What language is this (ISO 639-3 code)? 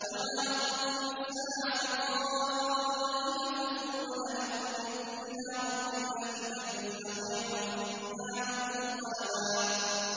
ara